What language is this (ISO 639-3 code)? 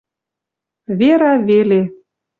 mrj